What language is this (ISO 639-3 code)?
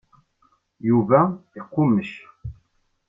kab